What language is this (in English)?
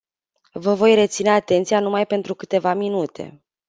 Romanian